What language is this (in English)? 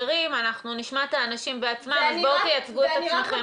Hebrew